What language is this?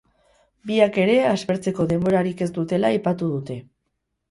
Basque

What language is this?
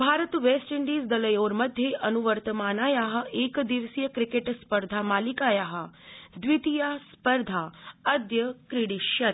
Sanskrit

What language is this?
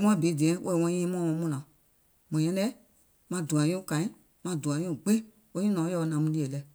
Gola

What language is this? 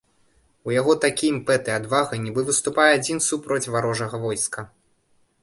Belarusian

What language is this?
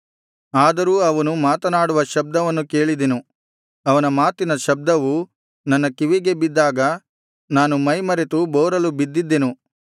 Kannada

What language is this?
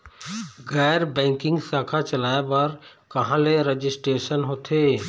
Chhattisgarhi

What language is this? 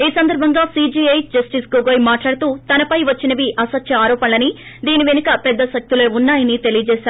Telugu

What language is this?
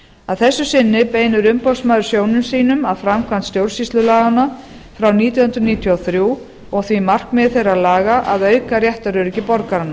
Icelandic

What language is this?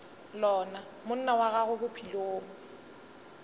Northern Sotho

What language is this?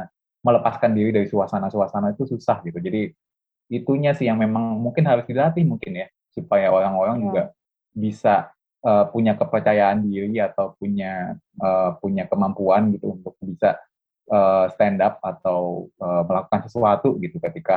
Indonesian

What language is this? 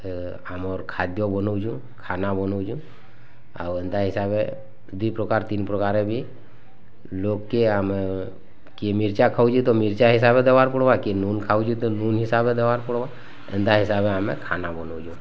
Odia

